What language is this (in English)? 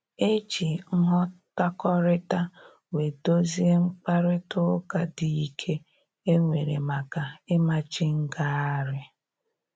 Igbo